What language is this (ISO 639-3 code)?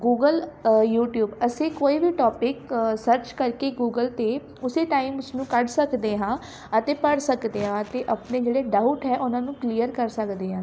pan